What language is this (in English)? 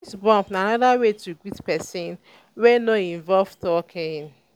Nigerian Pidgin